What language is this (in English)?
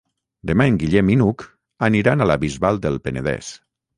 Catalan